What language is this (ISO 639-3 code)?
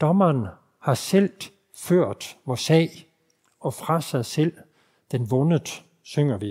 dan